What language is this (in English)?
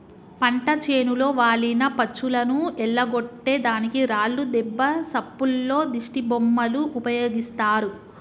Telugu